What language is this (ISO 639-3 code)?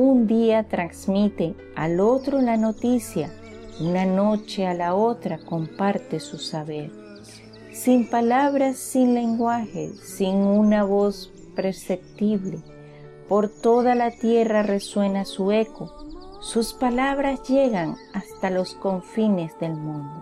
spa